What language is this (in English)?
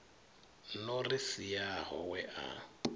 Venda